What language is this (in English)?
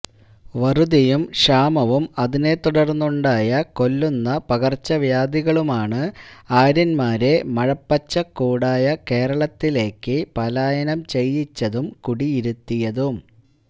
Malayalam